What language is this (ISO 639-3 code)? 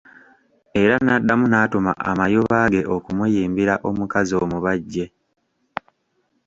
lug